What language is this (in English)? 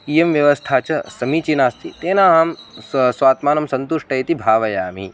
Sanskrit